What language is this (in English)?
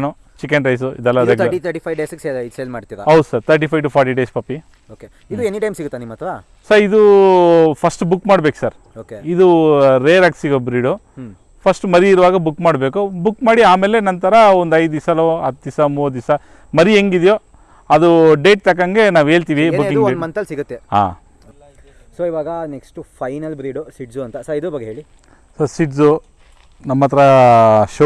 Kannada